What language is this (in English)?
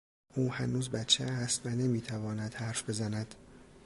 Persian